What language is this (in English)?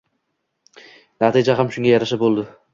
Uzbek